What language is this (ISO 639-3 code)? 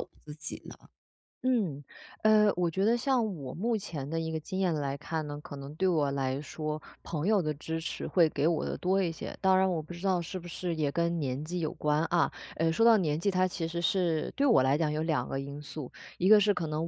zho